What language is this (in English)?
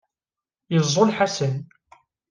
Kabyle